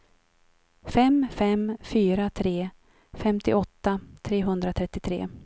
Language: Swedish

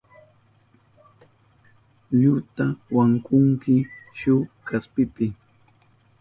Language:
Southern Pastaza Quechua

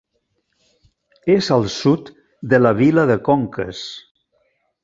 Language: Catalan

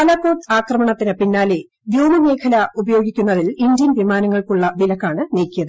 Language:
Malayalam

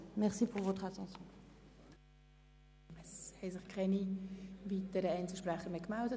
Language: Swiss German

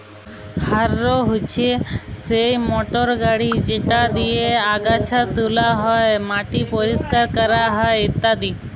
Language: Bangla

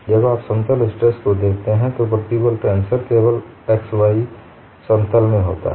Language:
Hindi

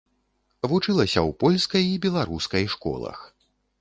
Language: Belarusian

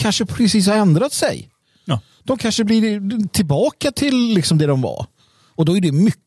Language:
Swedish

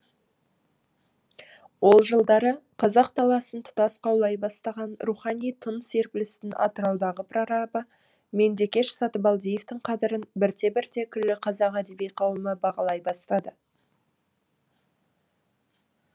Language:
Kazakh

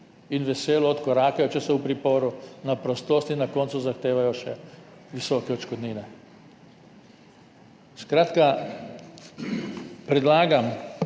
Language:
Slovenian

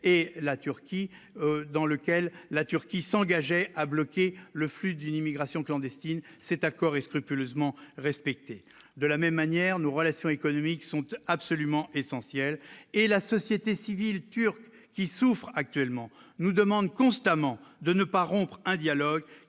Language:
French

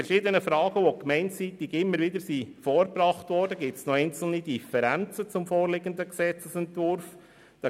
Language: Swiss German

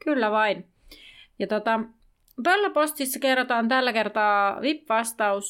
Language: Finnish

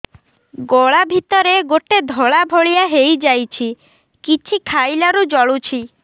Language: Odia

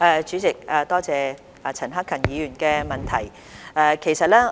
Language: Cantonese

